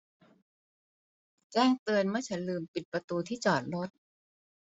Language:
Thai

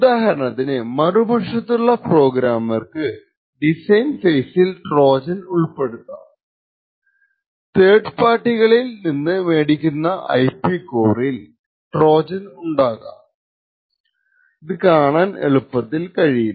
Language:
Malayalam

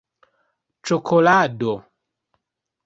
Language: Esperanto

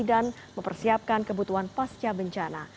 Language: Indonesian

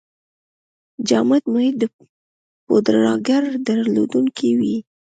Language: Pashto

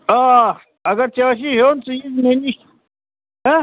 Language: Kashmiri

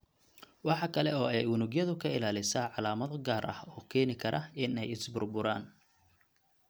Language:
Somali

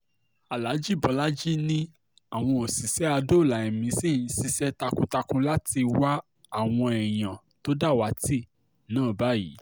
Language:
Yoruba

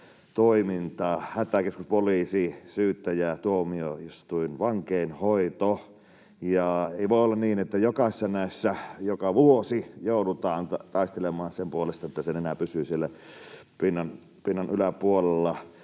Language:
Finnish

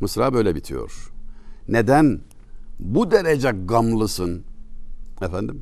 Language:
Turkish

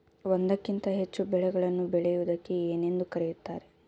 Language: Kannada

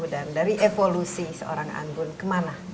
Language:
Indonesian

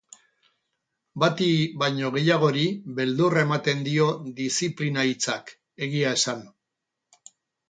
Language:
Basque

